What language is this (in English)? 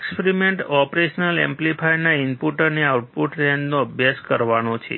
Gujarati